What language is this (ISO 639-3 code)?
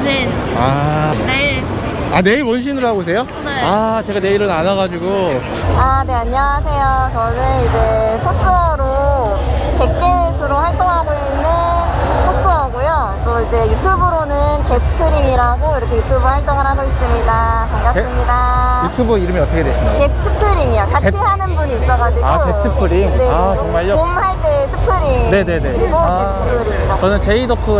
kor